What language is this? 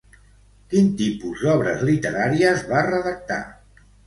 Catalan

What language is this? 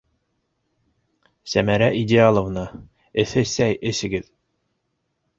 Bashkir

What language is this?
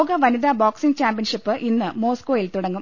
Malayalam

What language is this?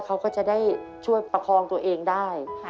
Thai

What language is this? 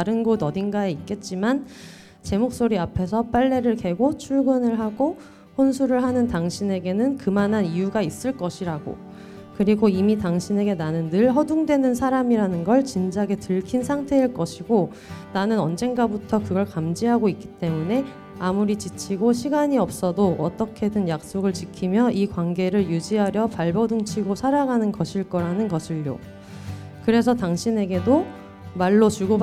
Korean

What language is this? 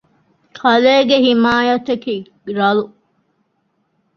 Divehi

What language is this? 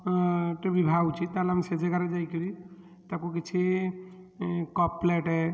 Odia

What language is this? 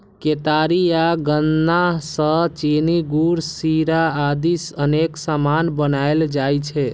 Maithili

